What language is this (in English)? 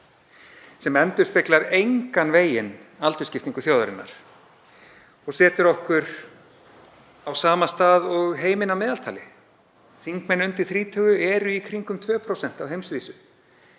Icelandic